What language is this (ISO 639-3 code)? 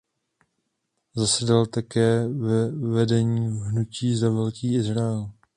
ces